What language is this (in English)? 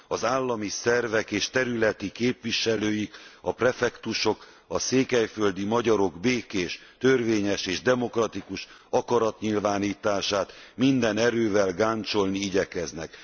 Hungarian